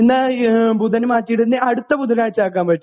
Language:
Malayalam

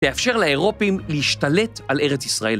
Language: Hebrew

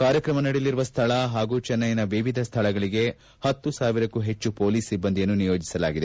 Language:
Kannada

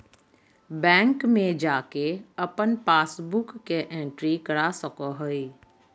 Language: Magahi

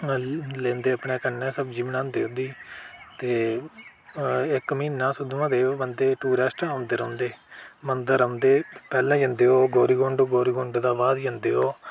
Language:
Dogri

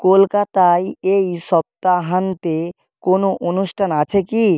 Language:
Bangla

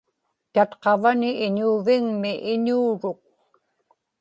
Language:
Inupiaq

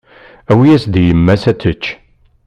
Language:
Kabyle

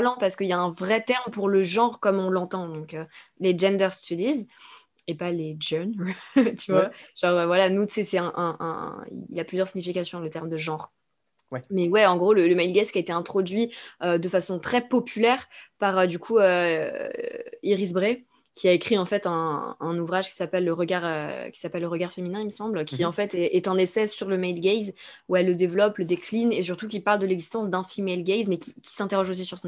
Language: French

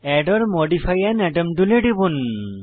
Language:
Bangla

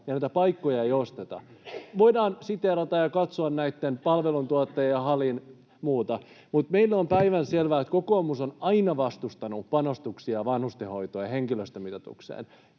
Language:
Finnish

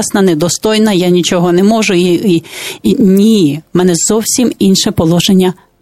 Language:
Ukrainian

